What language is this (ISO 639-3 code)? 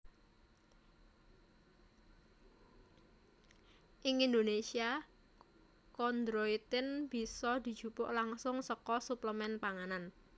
jav